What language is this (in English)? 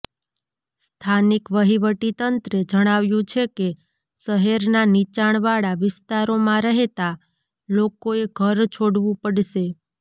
Gujarati